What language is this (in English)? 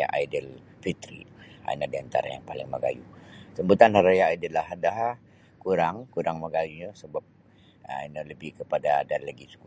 Sabah Bisaya